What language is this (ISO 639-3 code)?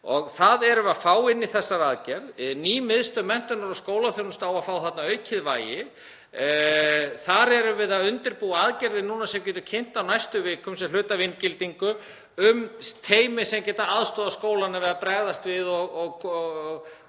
isl